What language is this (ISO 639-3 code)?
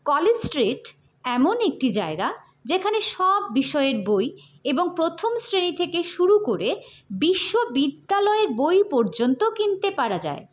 ben